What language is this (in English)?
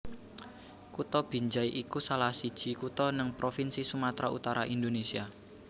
Javanese